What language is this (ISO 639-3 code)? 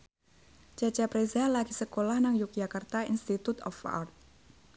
jav